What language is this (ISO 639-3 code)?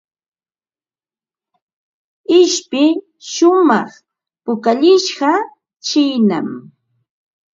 qva